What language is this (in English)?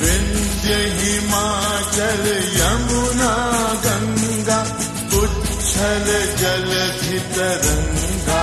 Gujarati